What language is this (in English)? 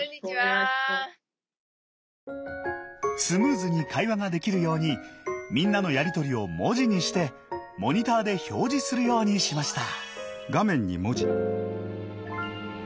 Japanese